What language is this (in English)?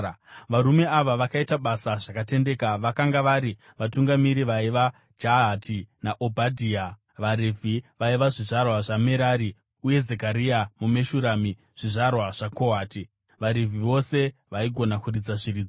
Shona